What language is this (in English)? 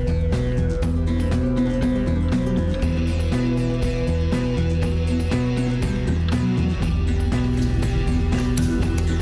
Indonesian